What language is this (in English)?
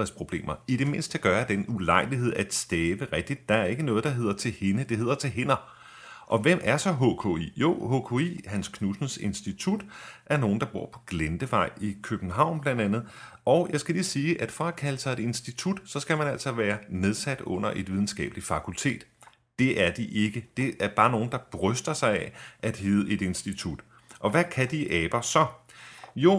Danish